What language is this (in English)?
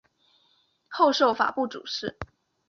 Chinese